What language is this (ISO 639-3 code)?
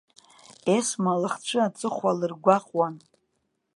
abk